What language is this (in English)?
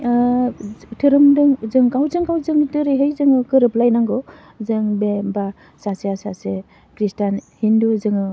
Bodo